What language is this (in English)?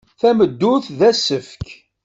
Kabyle